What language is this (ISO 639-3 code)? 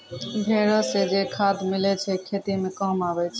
mai